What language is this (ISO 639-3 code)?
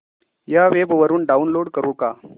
mar